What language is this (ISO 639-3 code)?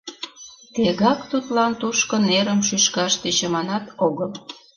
chm